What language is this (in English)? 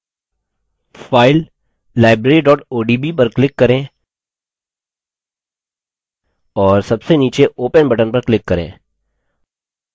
Hindi